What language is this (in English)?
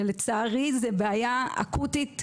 Hebrew